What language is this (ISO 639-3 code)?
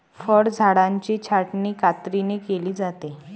mar